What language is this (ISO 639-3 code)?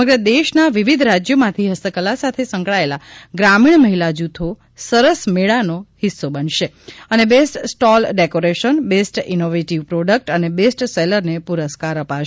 guj